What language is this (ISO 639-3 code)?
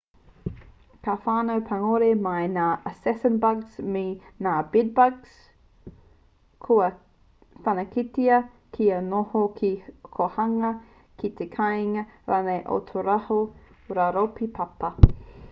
mri